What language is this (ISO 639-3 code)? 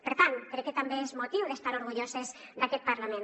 cat